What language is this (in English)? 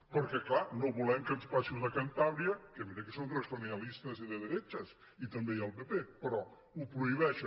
Catalan